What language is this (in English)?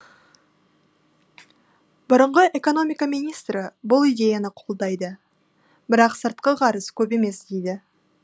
Kazakh